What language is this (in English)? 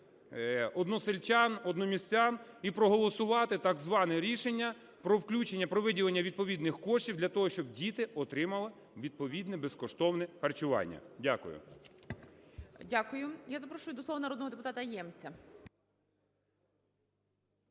Ukrainian